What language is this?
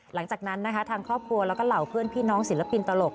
Thai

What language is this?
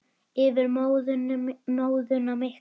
Icelandic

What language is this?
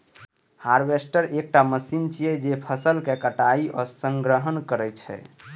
Maithili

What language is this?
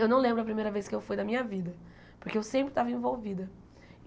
Portuguese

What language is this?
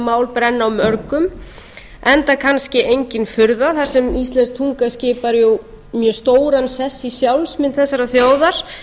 Icelandic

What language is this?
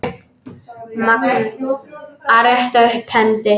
Icelandic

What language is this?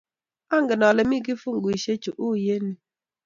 Kalenjin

